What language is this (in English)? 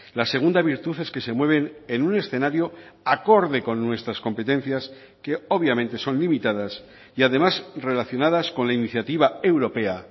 Spanish